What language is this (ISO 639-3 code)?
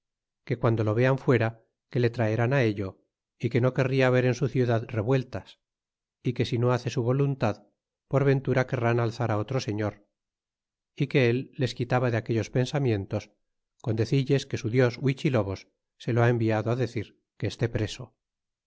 spa